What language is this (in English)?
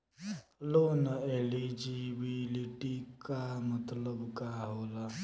Bhojpuri